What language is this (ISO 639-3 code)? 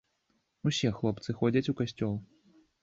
bel